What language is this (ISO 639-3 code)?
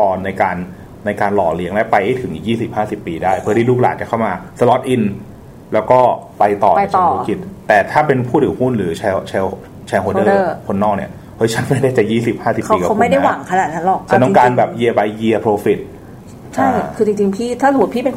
tha